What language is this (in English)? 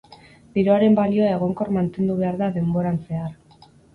Basque